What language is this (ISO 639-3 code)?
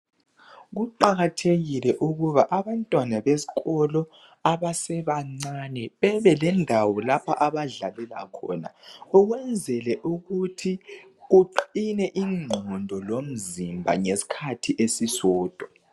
nde